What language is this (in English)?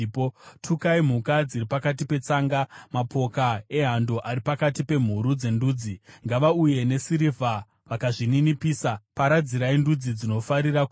Shona